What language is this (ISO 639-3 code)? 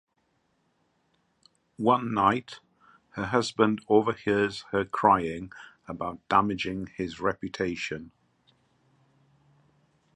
eng